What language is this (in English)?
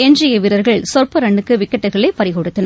Tamil